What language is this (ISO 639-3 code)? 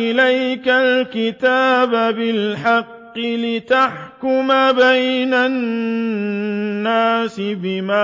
ara